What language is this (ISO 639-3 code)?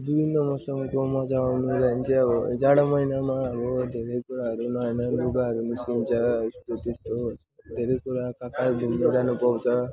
nep